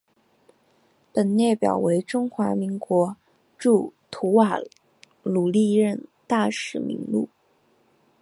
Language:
Chinese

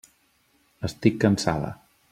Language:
Catalan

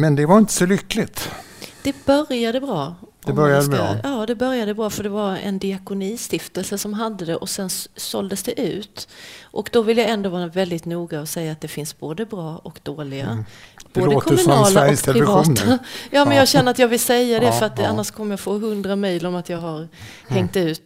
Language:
Swedish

